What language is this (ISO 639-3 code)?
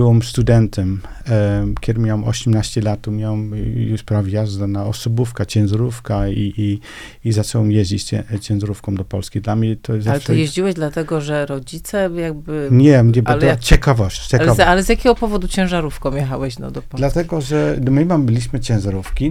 pol